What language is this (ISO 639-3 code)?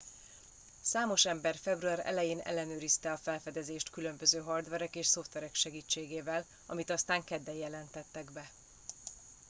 hun